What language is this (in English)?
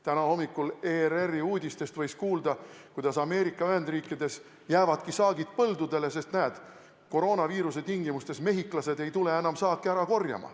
Estonian